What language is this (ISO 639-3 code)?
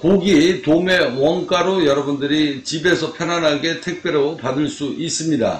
kor